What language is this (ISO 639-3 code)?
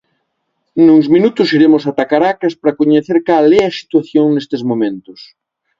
glg